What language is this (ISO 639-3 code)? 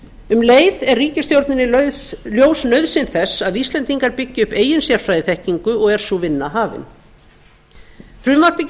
isl